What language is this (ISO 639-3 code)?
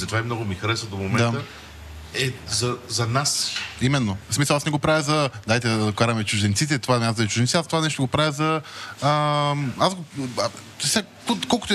bul